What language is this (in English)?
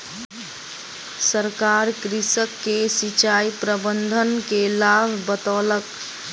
Maithili